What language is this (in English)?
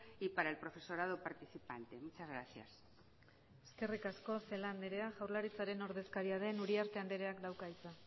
Basque